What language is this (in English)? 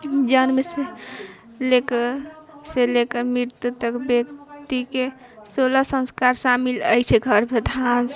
Maithili